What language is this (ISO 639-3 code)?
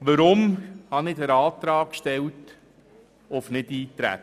gsw